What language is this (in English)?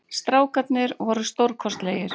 Icelandic